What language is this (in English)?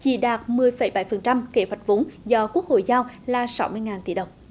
Vietnamese